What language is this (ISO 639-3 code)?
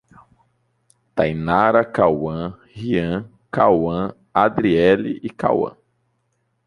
por